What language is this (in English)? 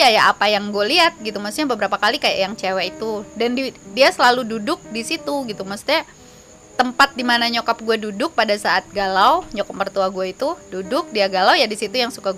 Indonesian